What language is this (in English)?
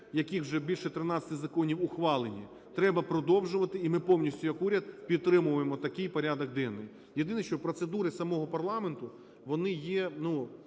Ukrainian